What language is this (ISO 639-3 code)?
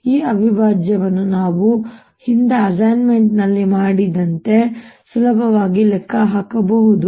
kan